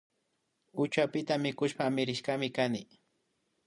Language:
Imbabura Highland Quichua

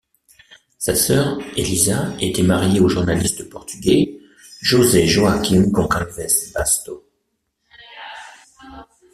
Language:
French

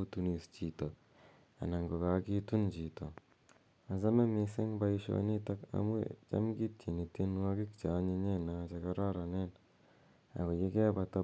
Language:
Kalenjin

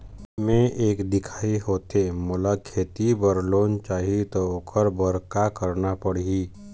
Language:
Chhattisgarhi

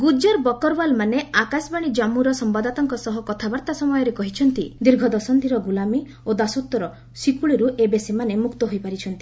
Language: Odia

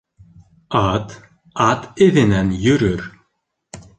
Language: Bashkir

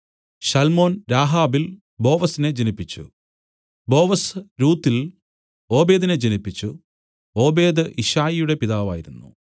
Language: Malayalam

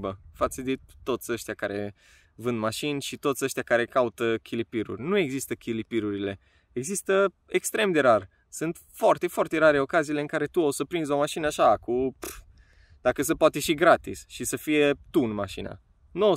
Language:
Romanian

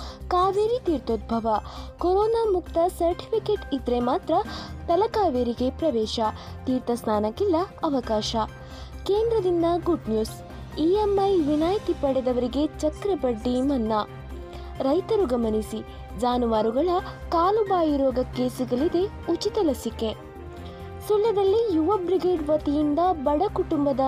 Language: Kannada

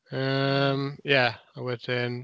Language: Welsh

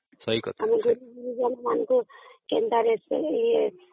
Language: Odia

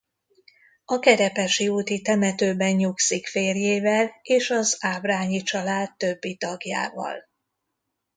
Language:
Hungarian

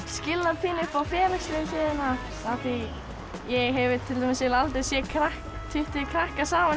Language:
Icelandic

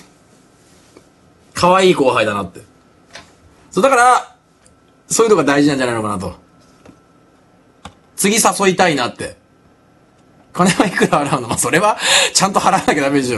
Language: Japanese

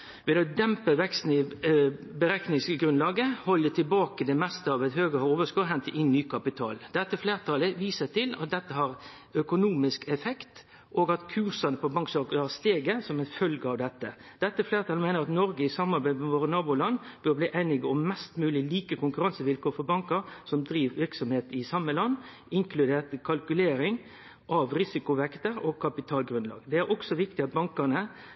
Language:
Norwegian Nynorsk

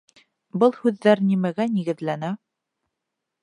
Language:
Bashkir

